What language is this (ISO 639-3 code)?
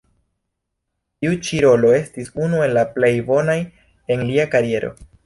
epo